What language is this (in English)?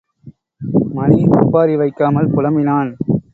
Tamil